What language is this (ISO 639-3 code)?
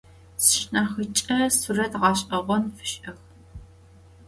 ady